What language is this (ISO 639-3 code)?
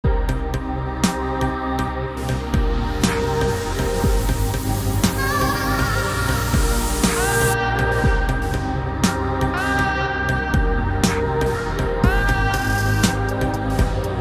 ron